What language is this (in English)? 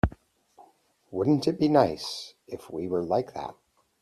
English